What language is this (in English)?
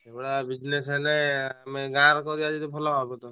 Odia